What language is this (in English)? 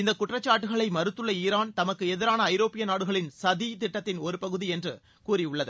Tamil